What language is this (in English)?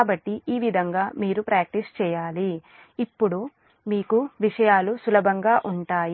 Telugu